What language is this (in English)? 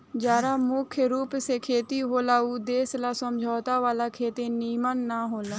Bhojpuri